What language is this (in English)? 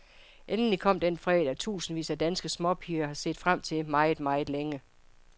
Danish